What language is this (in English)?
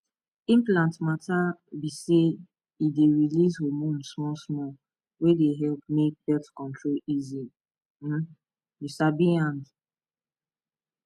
Nigerian Pidgin